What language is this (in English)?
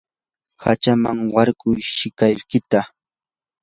Yanahuanca Pasco Quechua